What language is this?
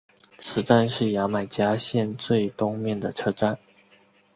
Chinese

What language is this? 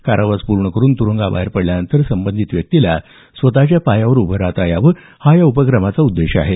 Marathi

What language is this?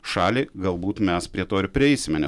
Lithuanian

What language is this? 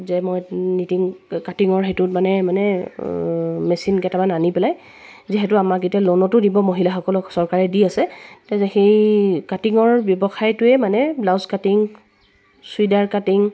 Assamese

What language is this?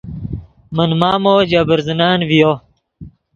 Yidgha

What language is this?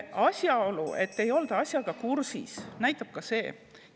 Estonian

